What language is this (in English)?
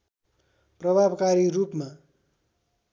Nepali